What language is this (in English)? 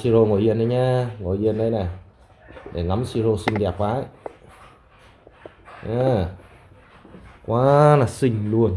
Vietnamese